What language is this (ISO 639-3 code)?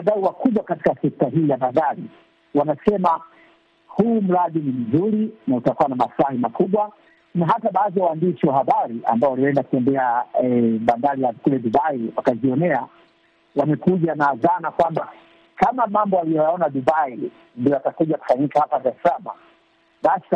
swa